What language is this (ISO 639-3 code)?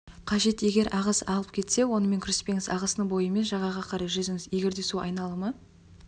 kaz